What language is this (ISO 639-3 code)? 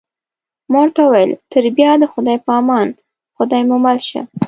pus